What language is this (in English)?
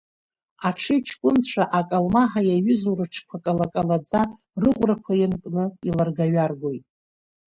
Abkhazian